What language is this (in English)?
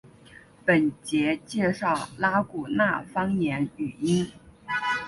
Chinese